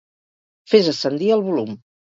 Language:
Catalan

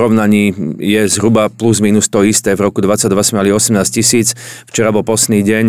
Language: Slovak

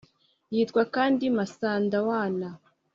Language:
Kinyarwanda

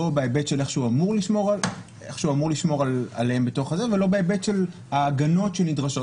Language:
Hebrew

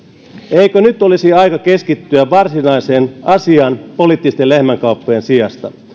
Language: Finnish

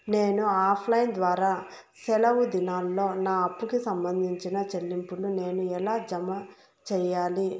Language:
Telugu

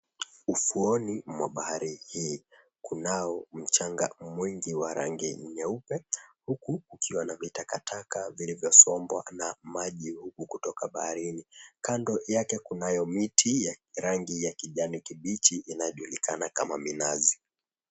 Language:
Swahili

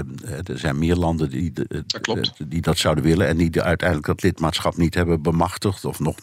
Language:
Dutch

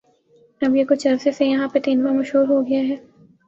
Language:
Urdu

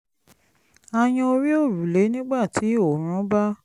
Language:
Yoruba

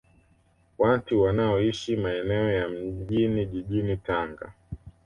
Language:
Swahili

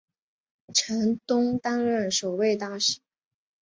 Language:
Chinese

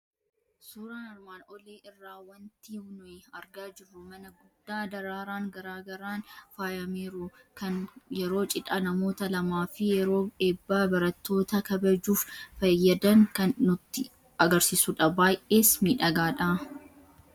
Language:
Oromo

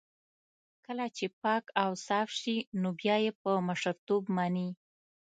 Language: Pashto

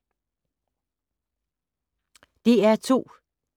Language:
Danish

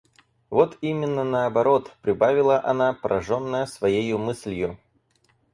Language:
Russian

